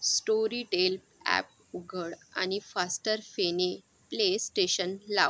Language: Marathi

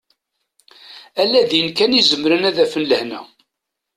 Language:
Kabyle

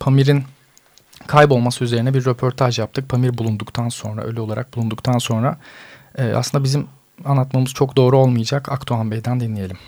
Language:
Turkish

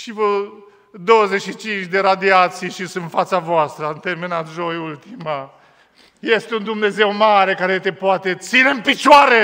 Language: Romanian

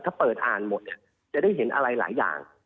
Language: Thai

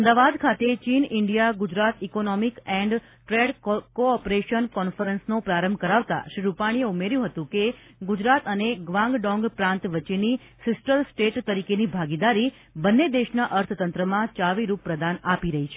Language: Gujarati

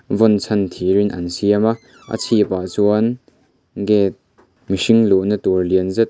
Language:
Mizo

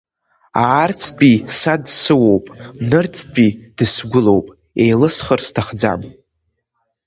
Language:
Abkhazian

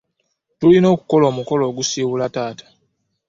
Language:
Ganda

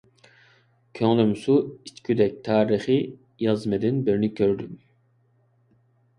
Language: Uyghur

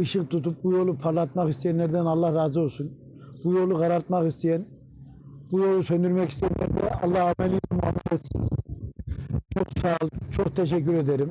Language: Turkish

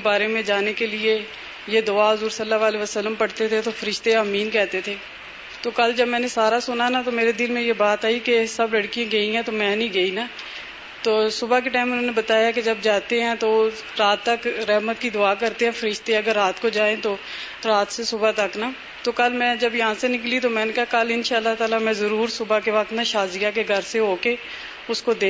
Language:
Urdu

